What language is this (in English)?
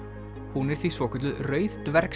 Icelandic